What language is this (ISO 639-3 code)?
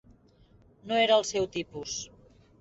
cat